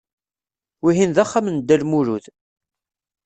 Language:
Kabyle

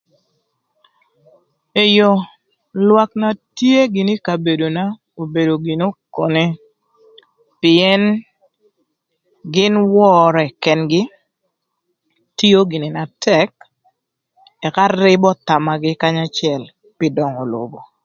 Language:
Thur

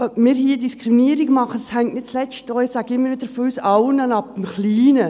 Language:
Swiss German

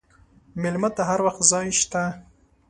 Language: Pashto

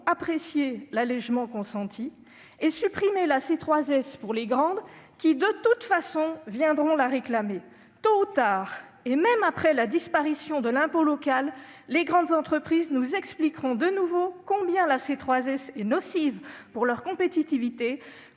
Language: French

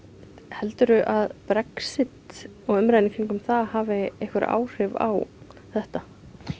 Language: Icelandic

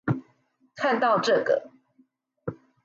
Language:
Chinese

